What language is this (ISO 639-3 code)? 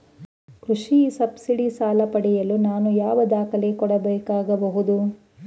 kan